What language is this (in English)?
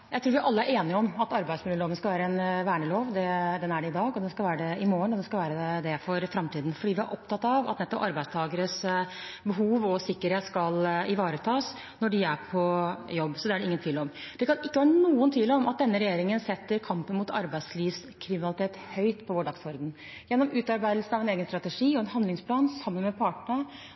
Norwegian